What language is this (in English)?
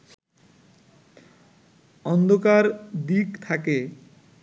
Bangla